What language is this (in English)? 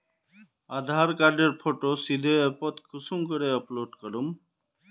Magahi